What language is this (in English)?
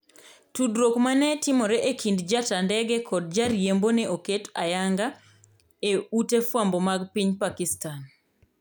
Luo (Kenya and Tanzania)